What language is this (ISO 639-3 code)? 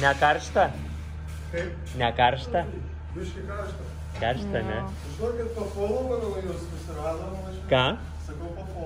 lit